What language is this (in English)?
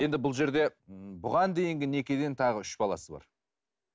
Kazakh